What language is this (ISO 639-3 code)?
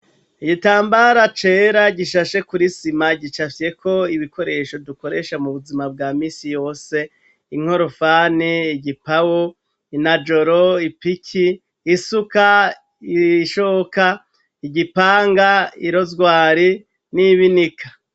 run